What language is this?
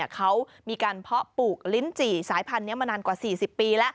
Thai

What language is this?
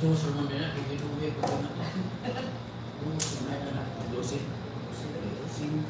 Filipino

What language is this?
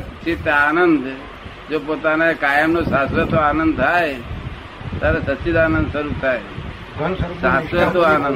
Gujarati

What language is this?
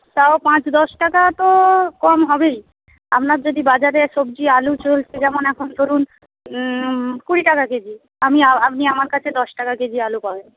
Bangla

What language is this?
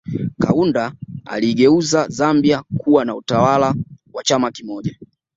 Swahili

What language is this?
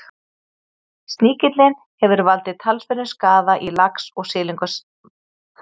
Icelandic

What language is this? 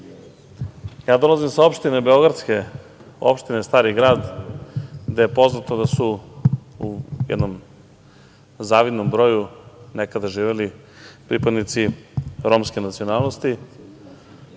Serbian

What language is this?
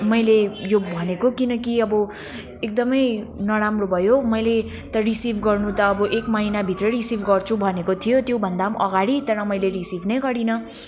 Nepali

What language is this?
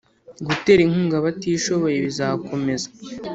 Kinyarwanda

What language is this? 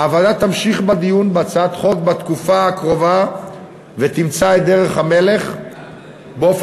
Hebrew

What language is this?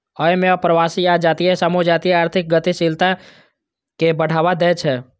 Maithili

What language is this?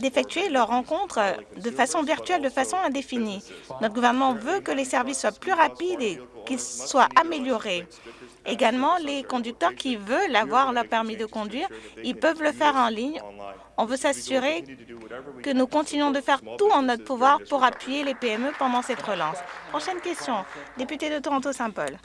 French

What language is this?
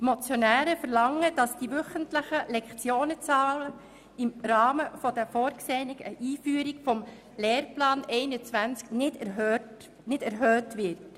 Swiss German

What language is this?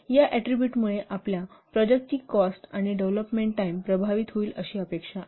Marathi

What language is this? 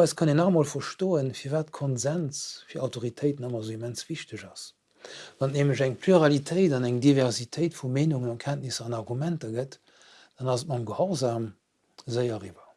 German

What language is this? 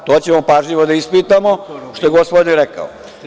Serbian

